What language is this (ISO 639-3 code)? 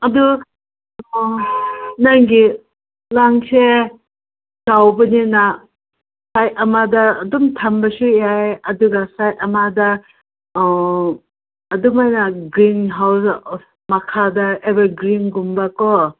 mni